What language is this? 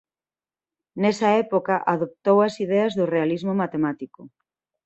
Galician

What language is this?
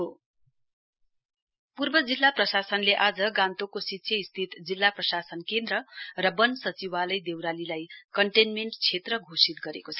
Nepali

